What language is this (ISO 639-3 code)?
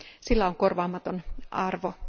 fin